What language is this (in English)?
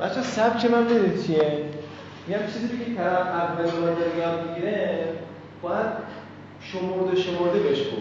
Persian